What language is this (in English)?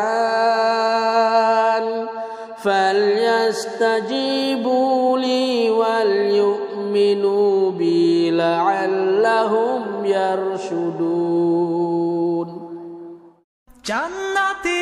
Arabic